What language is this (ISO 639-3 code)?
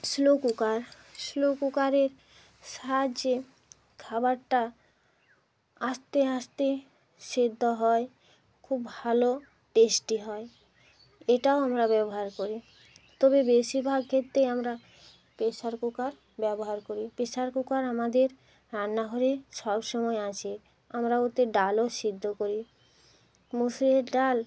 ben